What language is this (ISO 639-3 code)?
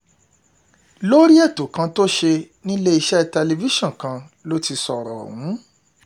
yor